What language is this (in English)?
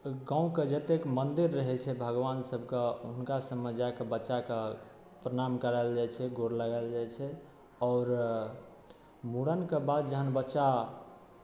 Maithili